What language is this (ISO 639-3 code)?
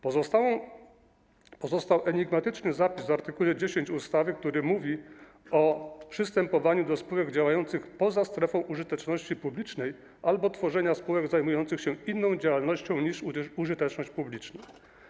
pol